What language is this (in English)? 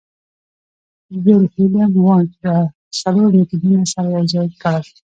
Pashto